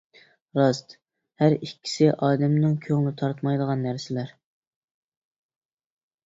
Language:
Uyghur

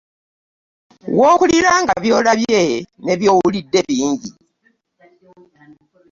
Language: Ganda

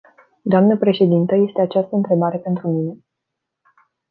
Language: Romanian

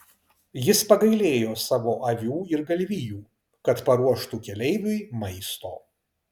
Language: Lithuanian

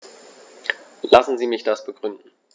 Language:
German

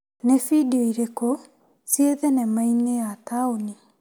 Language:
Kikuyu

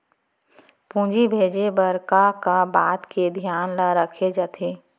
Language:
Chhattisgarhi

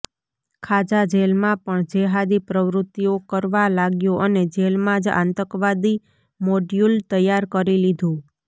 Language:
Gujarati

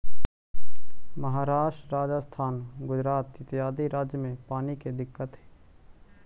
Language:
Magahi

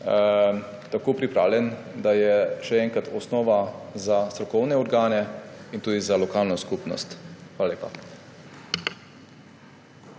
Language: Slovenian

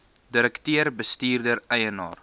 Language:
Afrikaans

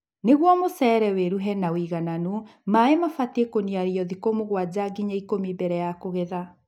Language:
Kikuyu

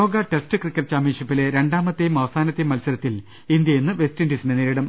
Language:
Malayalam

